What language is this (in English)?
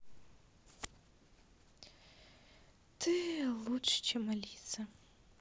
Russian